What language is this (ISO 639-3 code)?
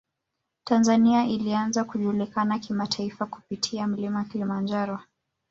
swa